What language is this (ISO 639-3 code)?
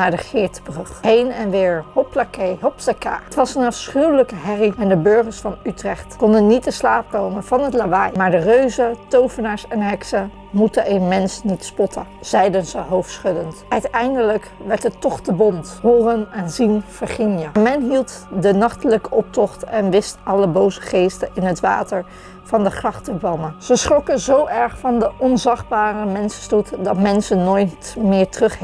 nld